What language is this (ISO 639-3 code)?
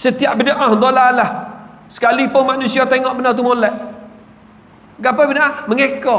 msa